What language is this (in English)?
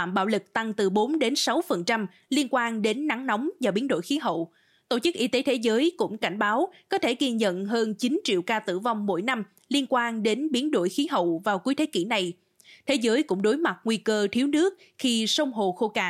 Vietnamese